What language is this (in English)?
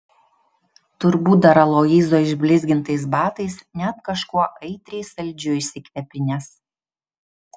Lithuanian